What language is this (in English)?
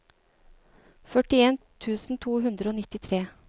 Norwegian